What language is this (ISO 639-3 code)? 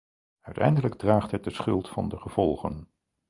nld